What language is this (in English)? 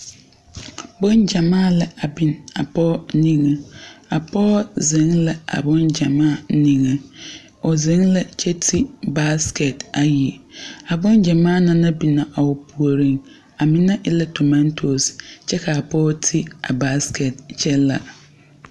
Southern Dagaare